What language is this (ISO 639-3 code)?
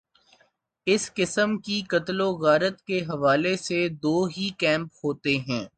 urd